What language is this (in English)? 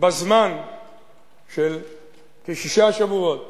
Hebrew